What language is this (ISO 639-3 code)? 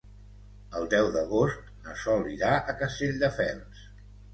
cat